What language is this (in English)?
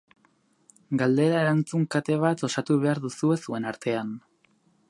Basque